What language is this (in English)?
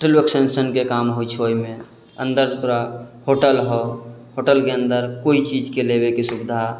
Maithili